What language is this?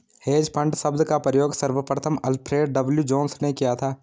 Hindi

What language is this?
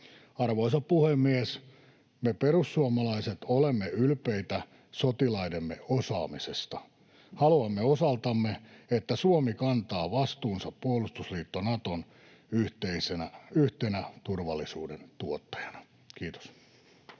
Finnish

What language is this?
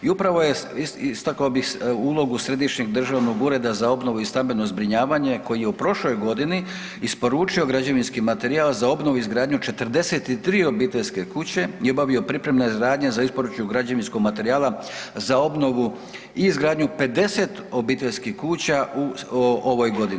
Croatian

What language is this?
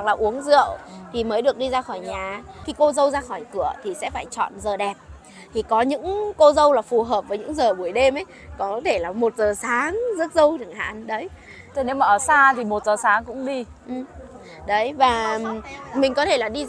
Vietnamese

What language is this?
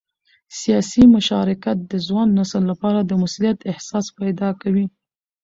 Pashto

